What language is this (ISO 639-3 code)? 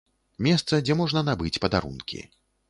bel